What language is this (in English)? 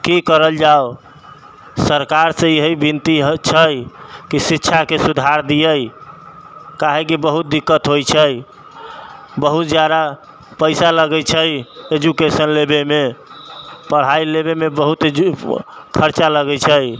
Maithili